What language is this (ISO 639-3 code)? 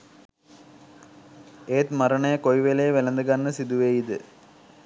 sin